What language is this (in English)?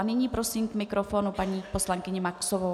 Czech